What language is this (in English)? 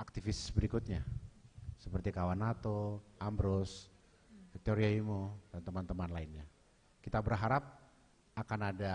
Indonesian